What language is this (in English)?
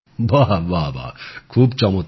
Bangla